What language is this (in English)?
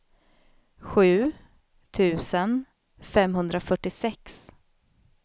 Swedish